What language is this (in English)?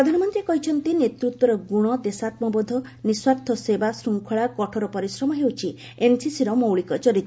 Odia